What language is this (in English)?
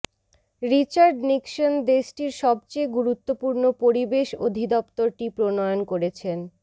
Bangla